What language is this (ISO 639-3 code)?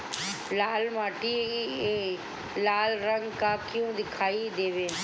bho